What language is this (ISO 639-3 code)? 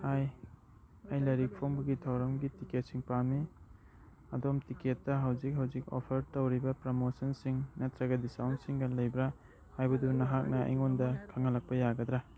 mni